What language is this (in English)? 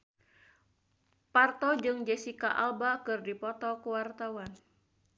Sundanese